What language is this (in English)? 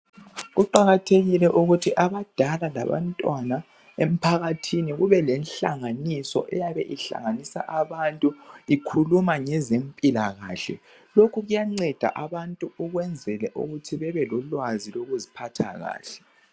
North Ndebele